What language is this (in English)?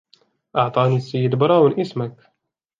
Arabic